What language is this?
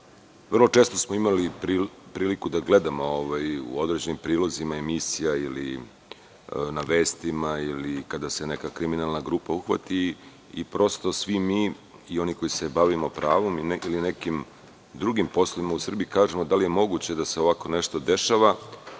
Serbian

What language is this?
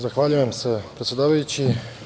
Serbian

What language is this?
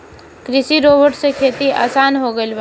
Bhojpuri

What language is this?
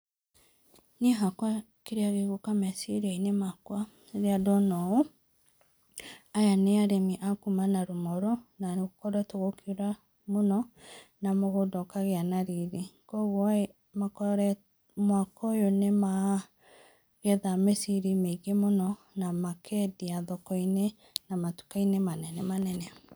Kikuyu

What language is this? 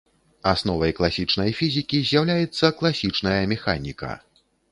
Belarusian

